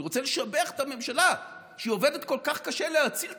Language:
Hebrew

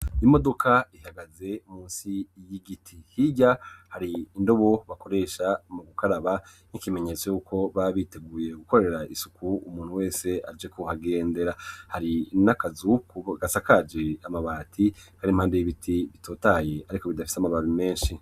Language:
Rundi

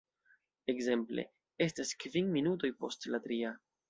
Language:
Esperanto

